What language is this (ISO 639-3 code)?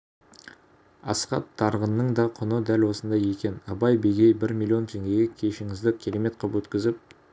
kaz